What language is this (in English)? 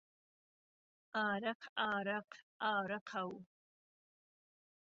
Central Kurdish